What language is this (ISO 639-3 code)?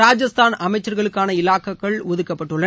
tam